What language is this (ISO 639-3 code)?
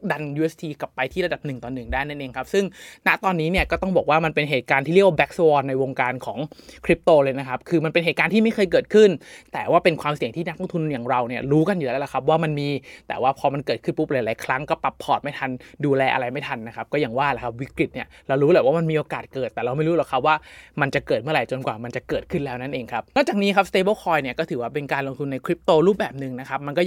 tha